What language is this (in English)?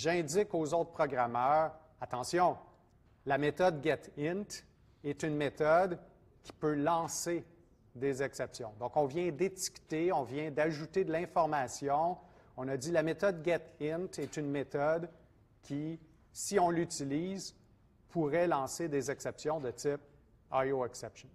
French